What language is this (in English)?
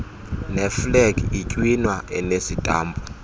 Xhosa